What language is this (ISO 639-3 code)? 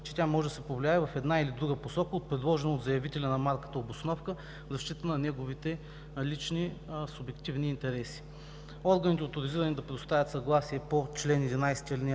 bul